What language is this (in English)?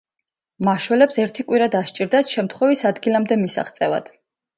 Georgian